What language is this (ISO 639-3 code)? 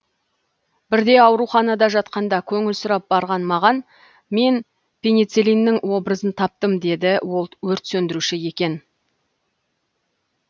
kaz